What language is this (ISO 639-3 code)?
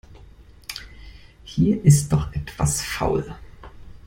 deu